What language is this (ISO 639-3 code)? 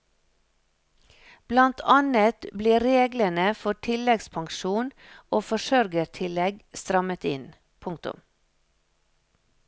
nor